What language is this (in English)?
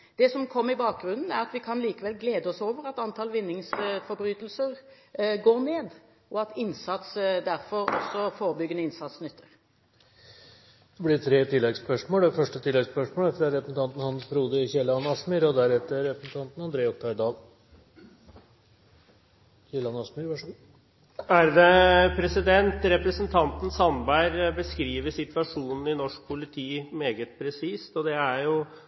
Norwegian